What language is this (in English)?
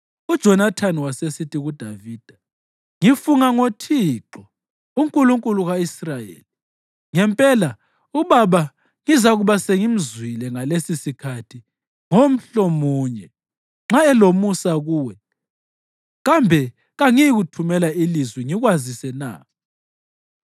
North Ndebele